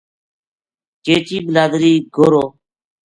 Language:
Gujari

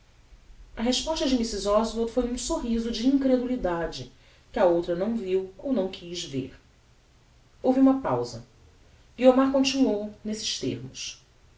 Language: Portuguese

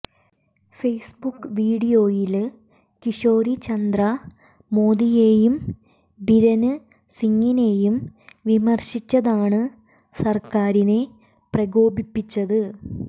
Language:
Malayalam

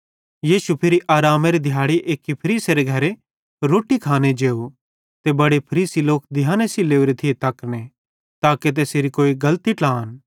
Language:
Bhadrawahi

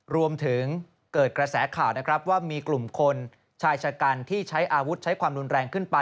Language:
Thai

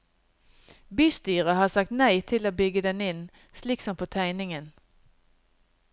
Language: Norwegian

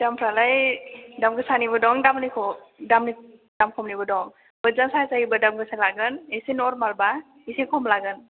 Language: Bodo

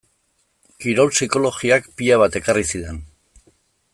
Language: Basque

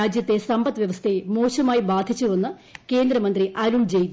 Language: Malayalam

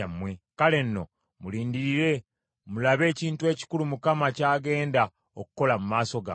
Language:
Ganda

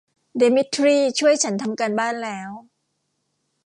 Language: Thai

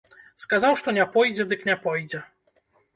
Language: Belarusian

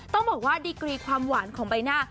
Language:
Thai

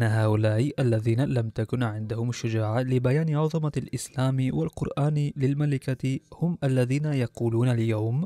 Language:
Arabic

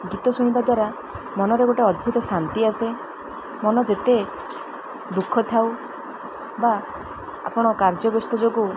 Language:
Odia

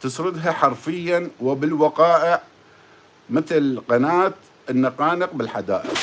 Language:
Arabic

